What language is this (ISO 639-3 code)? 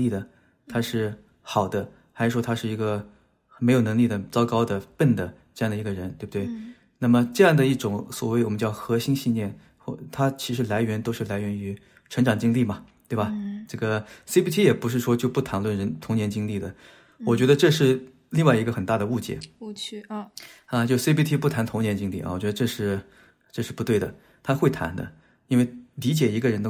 zho